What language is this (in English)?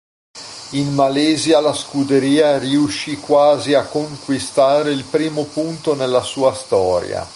Italian